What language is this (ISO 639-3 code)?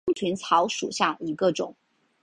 zho